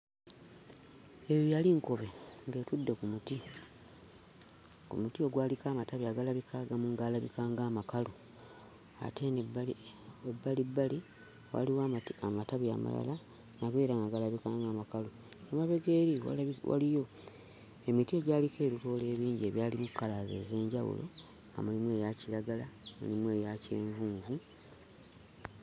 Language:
Ganda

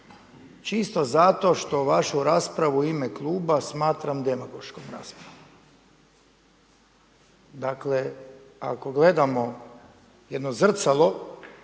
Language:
Croatian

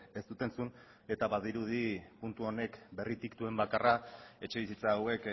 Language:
Basque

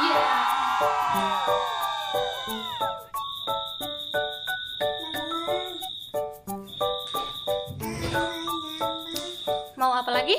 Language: Indonesian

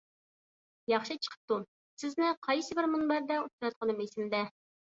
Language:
Uyghur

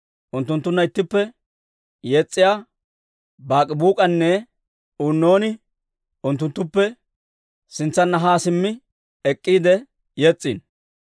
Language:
Dawro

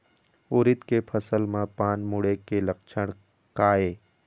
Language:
Chhattisgarhi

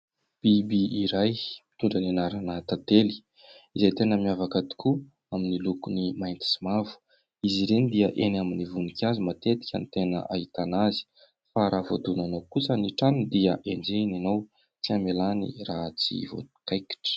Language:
Malagasy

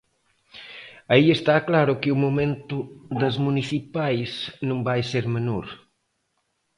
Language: Galician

